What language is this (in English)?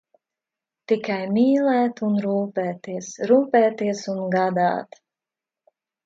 Latvian